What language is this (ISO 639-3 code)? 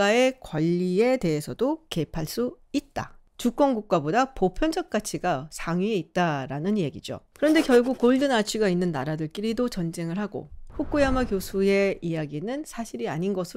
kor